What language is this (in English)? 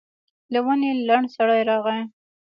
Pashto